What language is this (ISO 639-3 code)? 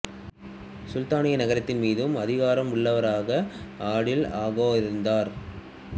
tam